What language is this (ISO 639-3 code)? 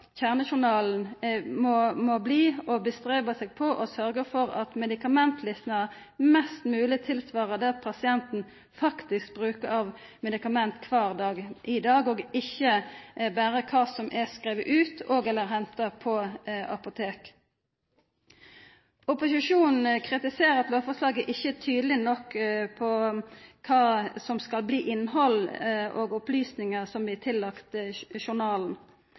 nno